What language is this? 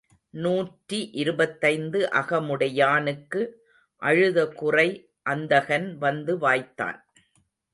Tamil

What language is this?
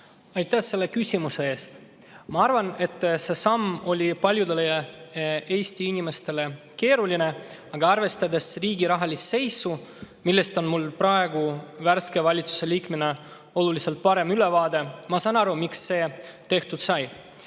Estonian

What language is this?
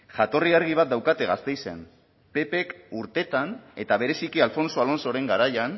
Basque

